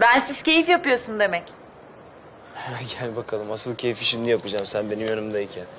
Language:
Turkish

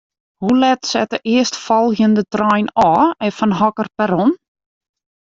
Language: Western Frisian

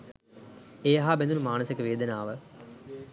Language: Sinhala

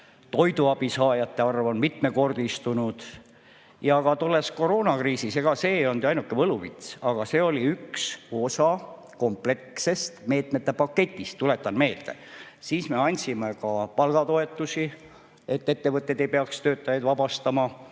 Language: Estonian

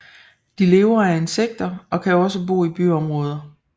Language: Danish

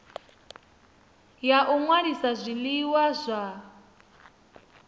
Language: Venda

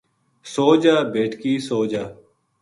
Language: Gujari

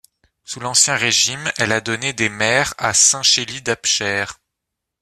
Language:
French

